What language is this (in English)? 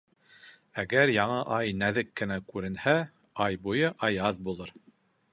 Bashkir